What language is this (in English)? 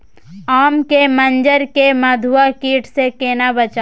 Maithili